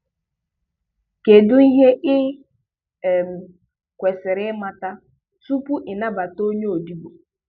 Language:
Igbo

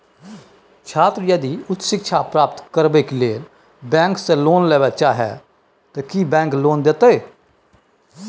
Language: Maithili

